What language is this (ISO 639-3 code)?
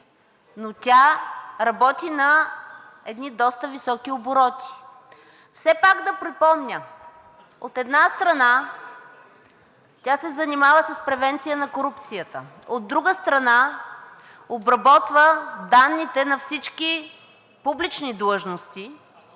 bul